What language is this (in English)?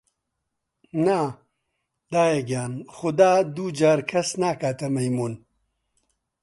Central Kurdish